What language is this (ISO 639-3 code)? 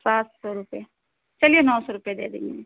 urd